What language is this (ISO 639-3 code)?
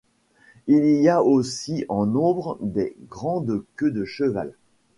fra